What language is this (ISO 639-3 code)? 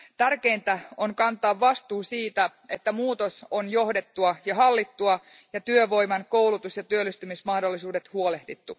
fin